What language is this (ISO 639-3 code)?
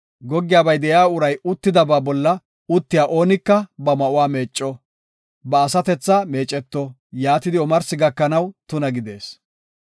gof